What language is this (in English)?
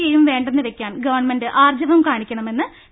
Malayalam